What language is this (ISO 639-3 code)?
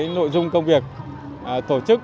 vie